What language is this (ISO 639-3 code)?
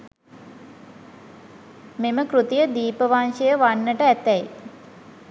sin